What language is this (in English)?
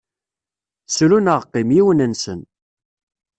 Kabyle